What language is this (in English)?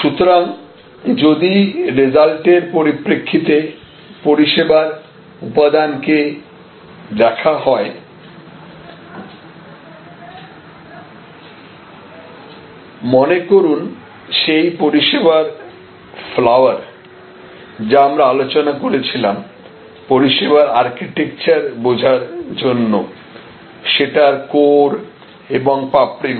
Bangla